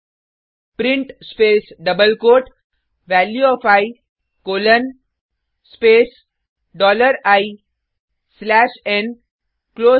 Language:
Hindi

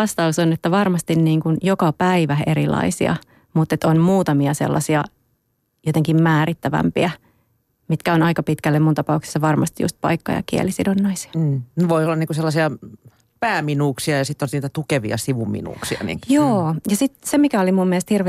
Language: Finnish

